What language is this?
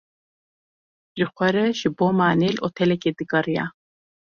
Kurdish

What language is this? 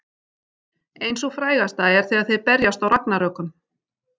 Icelandic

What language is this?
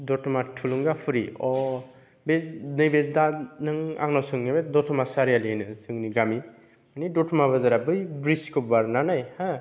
Bodo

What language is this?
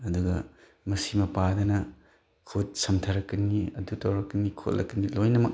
Manipuri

